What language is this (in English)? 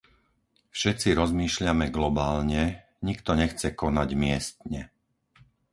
Slovak